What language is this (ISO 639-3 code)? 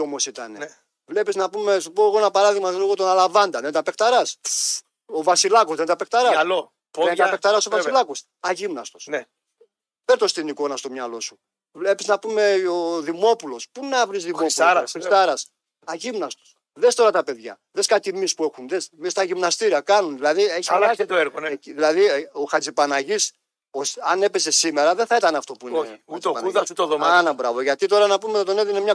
ell